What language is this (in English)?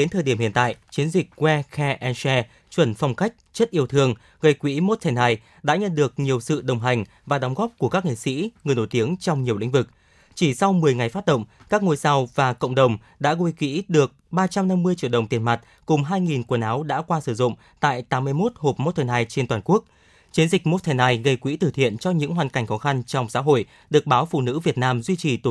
Vietnamese